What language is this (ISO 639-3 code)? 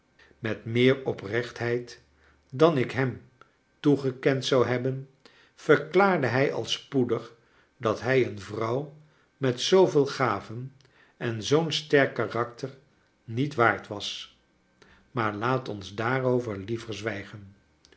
nld